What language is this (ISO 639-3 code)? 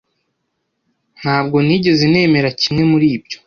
kin